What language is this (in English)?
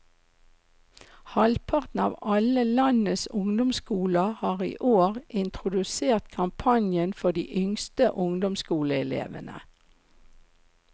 Norwegian